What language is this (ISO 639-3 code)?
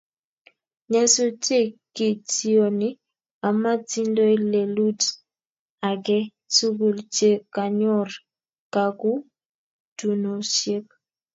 kln